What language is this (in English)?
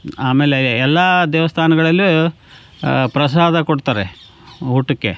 Kannada